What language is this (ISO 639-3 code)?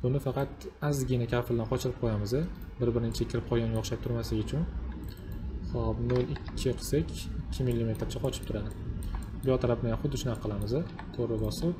tur